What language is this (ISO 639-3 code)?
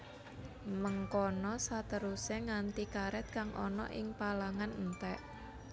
jav